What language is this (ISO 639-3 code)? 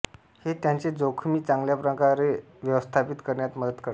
mar